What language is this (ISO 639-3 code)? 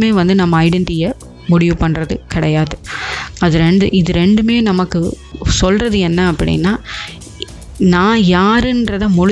tam